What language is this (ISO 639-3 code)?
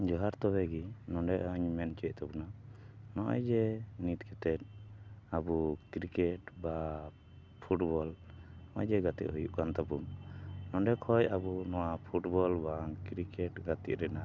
sat